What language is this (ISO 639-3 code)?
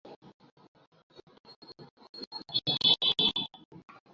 ben